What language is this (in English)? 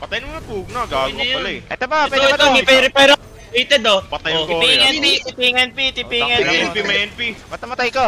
Filipino